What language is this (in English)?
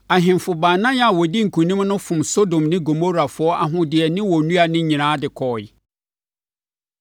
Akan